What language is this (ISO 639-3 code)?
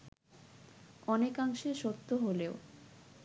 ben